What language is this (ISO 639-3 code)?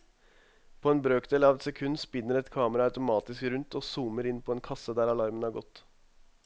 nor